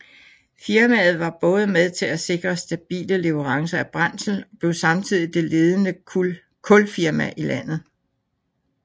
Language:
Danish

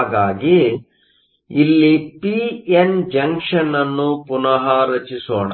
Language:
Kannada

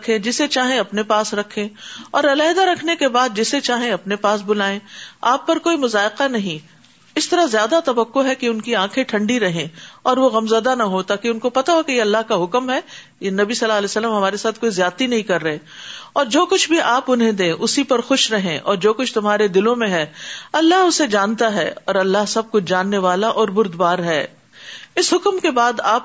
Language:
Urdu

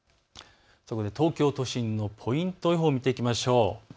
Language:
Japanese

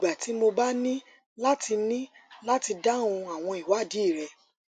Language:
Yoruba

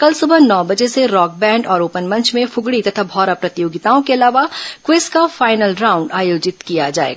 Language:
Hindi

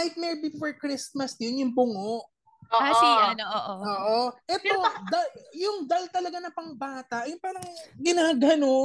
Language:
Filipino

